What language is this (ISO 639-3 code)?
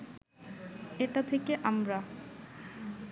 ben